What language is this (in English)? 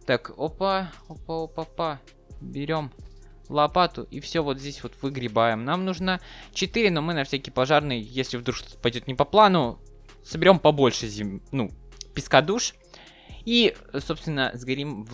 Russian